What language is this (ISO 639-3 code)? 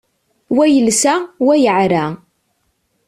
kab